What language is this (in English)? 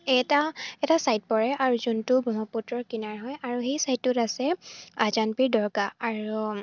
Assamese